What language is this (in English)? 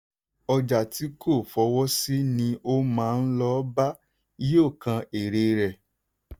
Yoruba